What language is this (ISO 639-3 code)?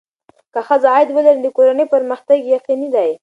pus